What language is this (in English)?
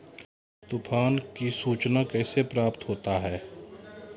Maithili